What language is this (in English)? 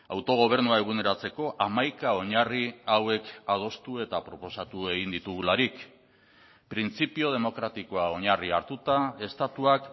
Basque